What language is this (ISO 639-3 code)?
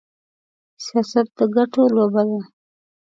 pus